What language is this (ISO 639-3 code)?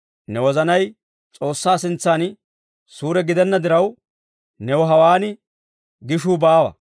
dwr